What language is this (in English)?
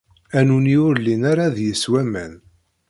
Kabyle